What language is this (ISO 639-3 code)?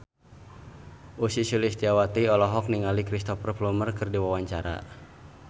sun